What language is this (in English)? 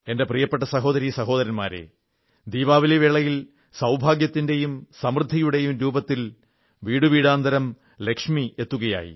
Malayalam